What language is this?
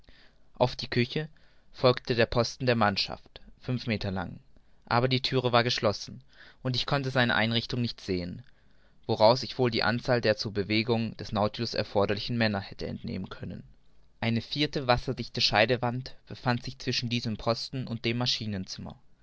German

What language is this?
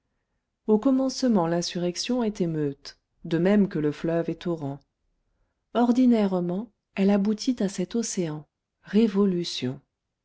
French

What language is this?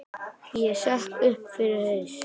Icelandic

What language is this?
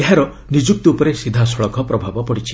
Odia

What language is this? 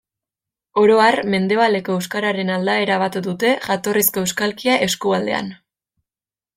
Basque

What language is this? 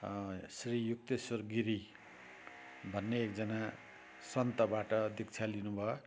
Nepali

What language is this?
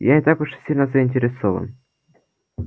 Russian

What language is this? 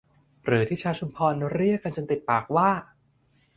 Thai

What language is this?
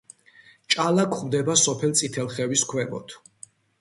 Georgian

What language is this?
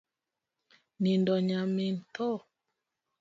Luo (Kenya and Tanzania)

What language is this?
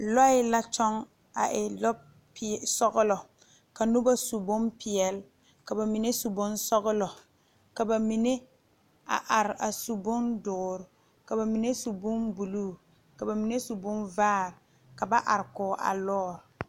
Southern Dagaare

